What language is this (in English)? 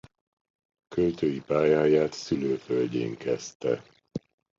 Hungarian